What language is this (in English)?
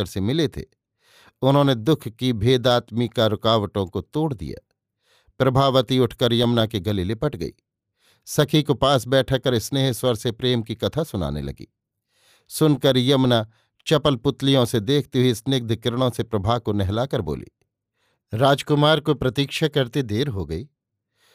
Hindi